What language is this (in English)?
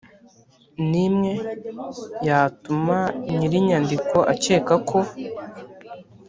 Kinyarwanda